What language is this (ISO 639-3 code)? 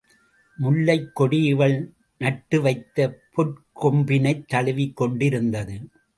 tam